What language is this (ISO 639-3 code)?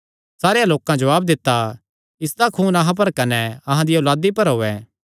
xnr